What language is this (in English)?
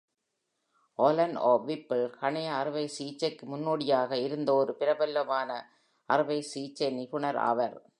Tamil